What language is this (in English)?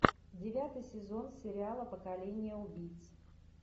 Russian